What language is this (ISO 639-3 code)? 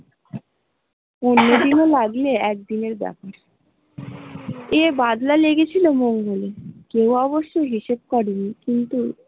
ben